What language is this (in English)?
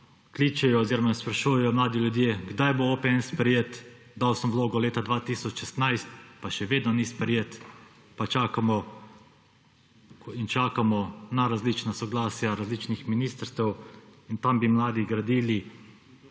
Slovenian